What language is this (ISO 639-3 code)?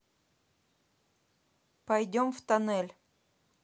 rus